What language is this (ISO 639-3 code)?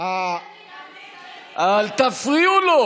heb